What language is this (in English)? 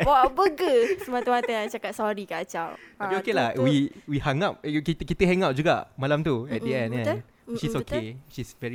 Malay